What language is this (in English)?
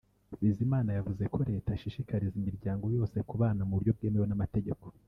Kinyarwanda